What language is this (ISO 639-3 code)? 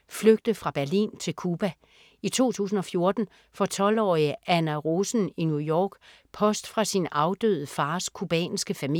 dan